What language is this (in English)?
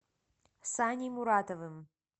Russian